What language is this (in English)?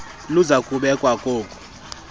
Xhosa